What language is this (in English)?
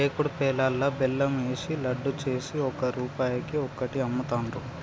Telugu